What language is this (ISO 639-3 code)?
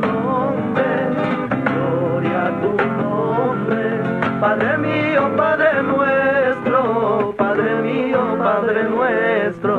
ron